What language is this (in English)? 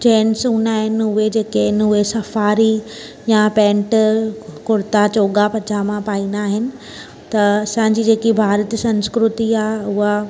Sindhi